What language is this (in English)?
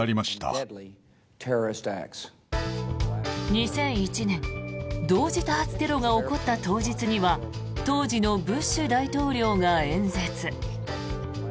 Japanese